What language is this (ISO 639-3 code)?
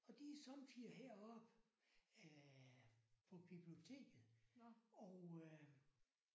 dan